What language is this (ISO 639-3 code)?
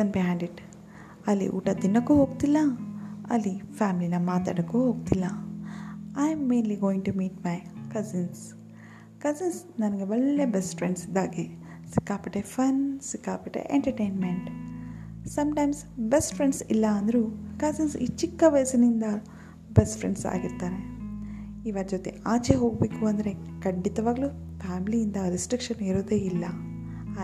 kan